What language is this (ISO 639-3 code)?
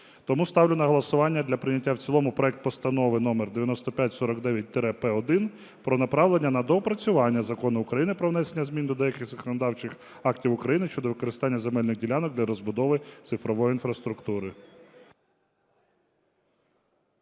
ukr